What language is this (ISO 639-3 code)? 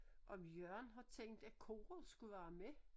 dan